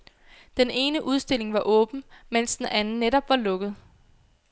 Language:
Danish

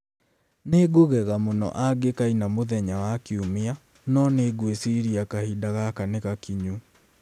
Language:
Kikuyu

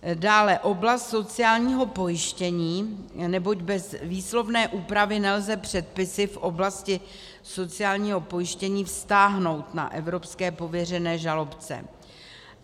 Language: Czech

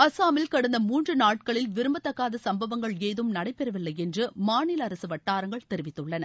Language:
Tamil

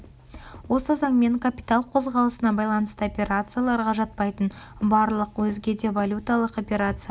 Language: Kazakh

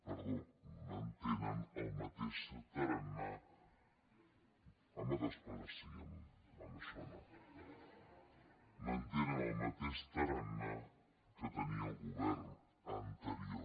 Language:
Catalan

